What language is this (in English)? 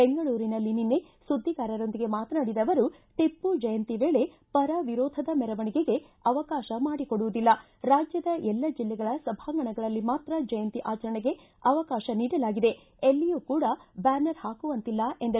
Kannada